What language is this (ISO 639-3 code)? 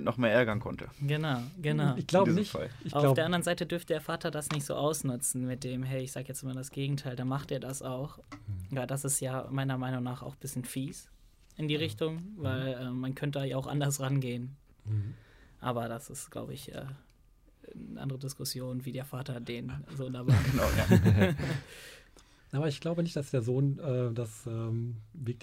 deu